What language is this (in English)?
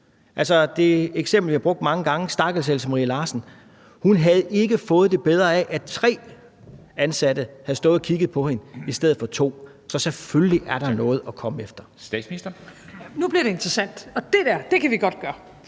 Danish